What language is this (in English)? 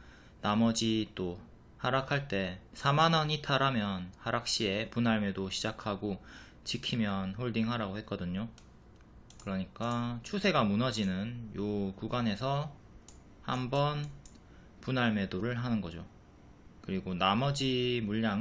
Korean